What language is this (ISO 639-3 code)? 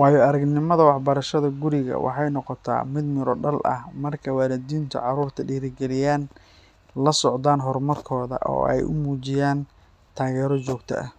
som